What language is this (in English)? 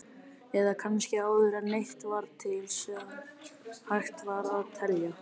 Icelandic